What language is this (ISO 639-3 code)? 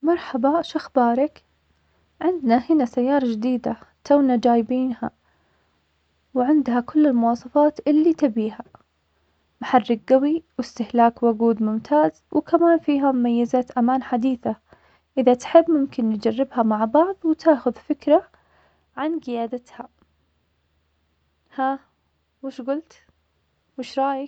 acx